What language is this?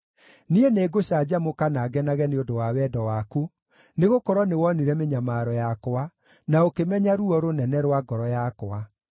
Kikuyu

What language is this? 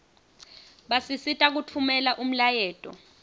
Swati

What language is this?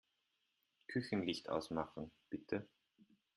German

